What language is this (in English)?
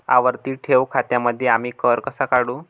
Marathi